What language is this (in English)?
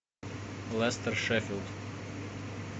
Russian